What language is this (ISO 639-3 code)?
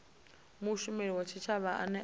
ven